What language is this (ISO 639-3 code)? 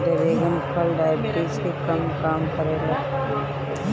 bho